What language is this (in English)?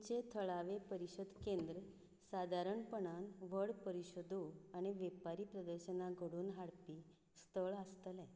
Konkani